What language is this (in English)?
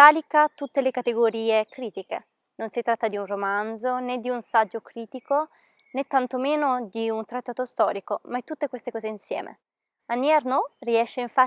Italian